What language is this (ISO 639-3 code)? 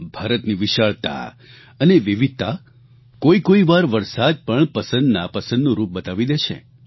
guj